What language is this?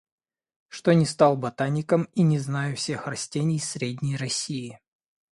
Russian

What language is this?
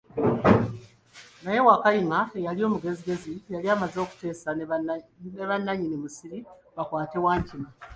Ganda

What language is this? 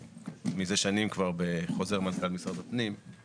Hebrew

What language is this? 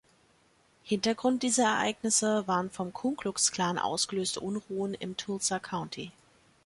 German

